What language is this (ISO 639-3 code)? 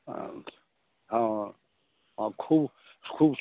mai